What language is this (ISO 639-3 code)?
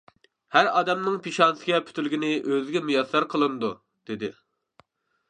uig